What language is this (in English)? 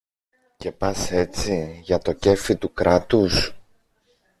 Greek